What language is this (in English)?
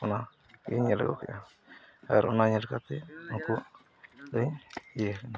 Santali